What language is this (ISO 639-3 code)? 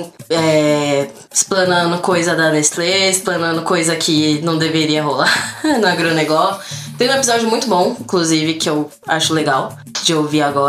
por